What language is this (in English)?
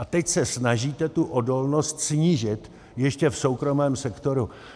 Czech